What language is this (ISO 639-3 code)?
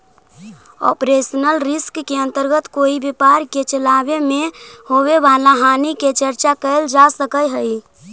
mag